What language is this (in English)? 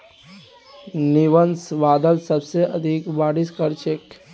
Magahi